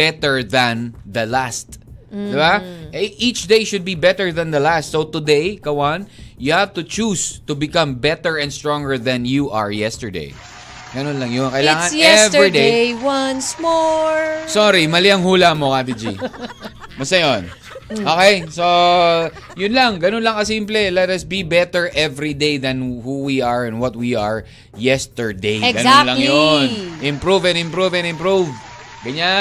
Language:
Filipino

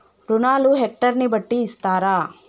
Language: Telugu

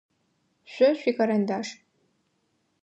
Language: Adyghe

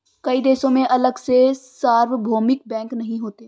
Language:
Hindi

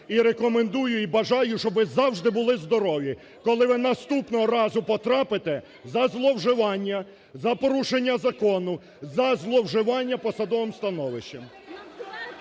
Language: Ukrainian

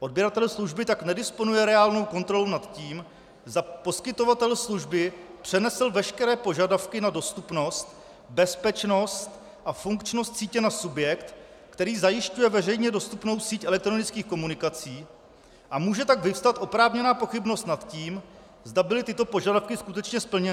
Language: Czech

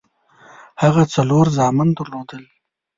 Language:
Pashto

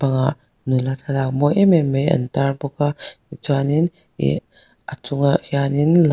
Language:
Mizo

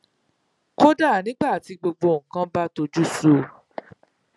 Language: Yoruba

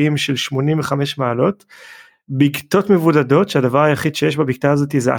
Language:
Hebrew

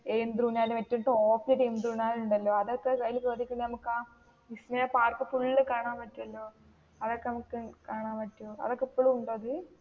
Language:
Malayalam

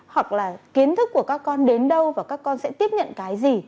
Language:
Vietnamese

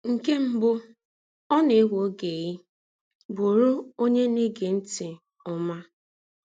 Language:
Igbo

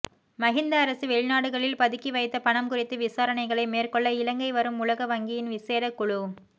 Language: Tamil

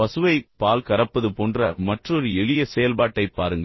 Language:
Tamil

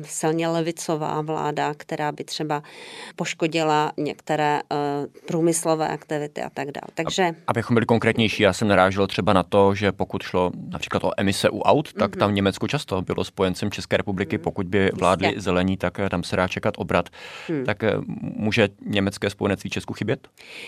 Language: Czech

